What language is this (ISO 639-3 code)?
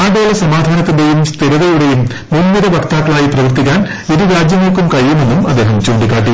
mal